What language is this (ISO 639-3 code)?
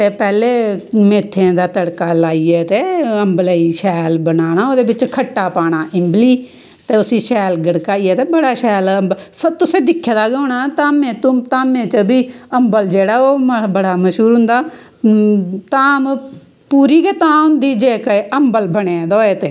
doi